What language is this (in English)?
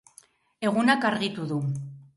Basque